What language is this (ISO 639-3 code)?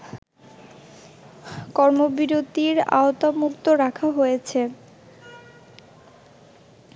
ben